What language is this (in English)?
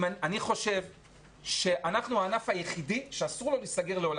Hebrew